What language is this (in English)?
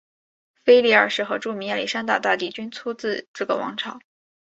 Chinese